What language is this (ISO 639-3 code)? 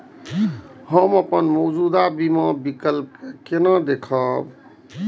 mai